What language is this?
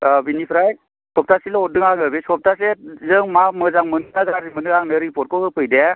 Bodo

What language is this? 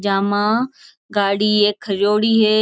Marwari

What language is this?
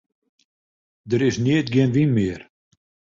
Western Frisian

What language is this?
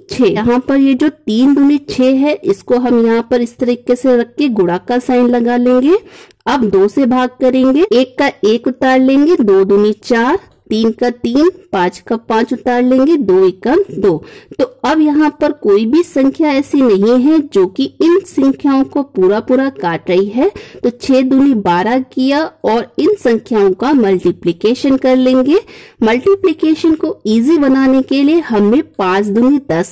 Hindi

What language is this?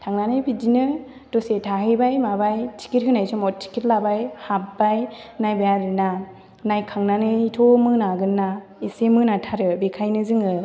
Bodo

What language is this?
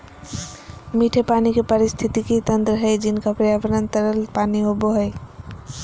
Magahi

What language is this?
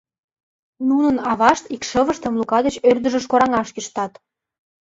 Mari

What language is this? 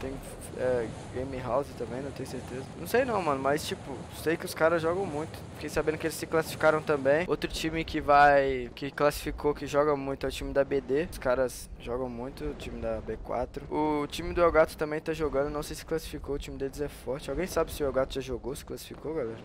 Portuguese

